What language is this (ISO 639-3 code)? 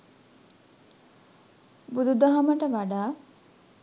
sin